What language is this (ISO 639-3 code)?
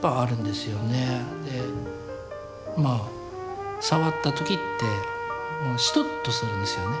jpn